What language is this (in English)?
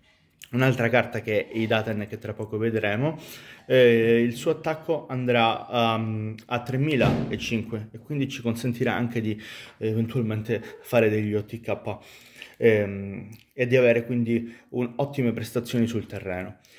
Italian